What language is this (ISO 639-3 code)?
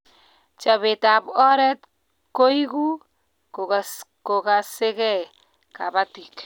kln